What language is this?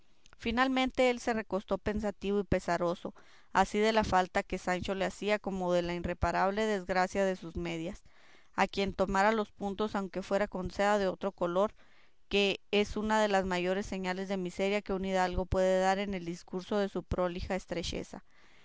Spanish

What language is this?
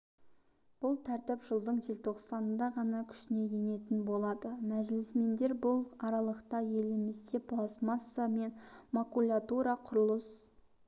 Kazakh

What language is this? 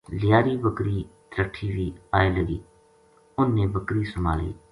Gujari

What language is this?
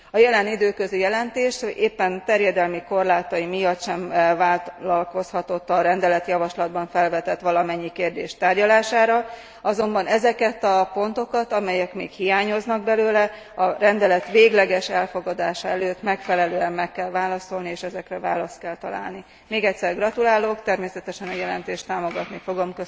Hungarian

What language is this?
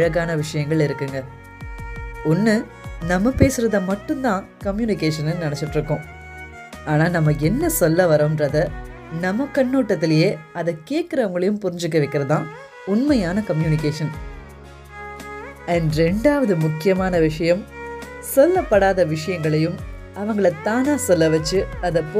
Tamil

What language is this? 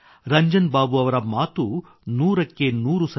Kannada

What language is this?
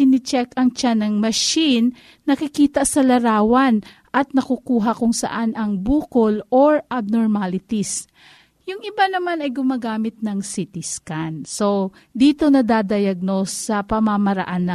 Filipino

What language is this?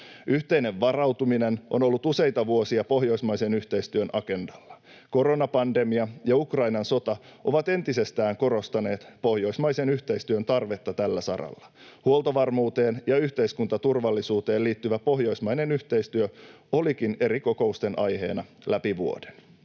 Finnish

